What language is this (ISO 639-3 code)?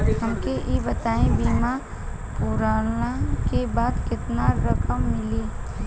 bho